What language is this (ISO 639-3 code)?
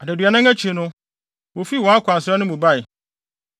aka